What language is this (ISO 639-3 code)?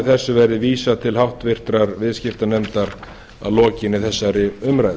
isl